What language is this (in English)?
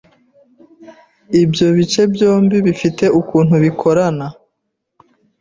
Kinyarwanda